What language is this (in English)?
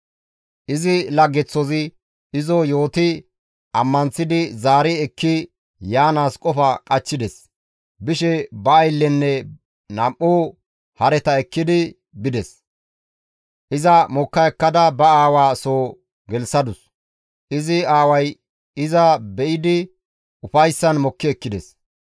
Gamo